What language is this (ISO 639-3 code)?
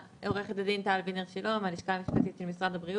heb